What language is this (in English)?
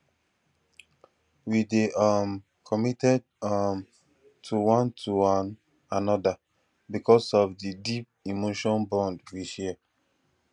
Nigerian Pidgin